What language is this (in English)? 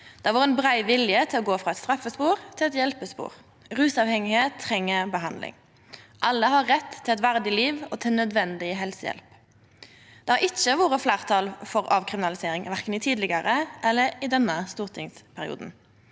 Norwegian